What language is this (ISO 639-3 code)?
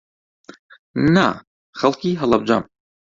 ckb